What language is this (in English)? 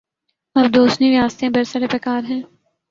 Urdu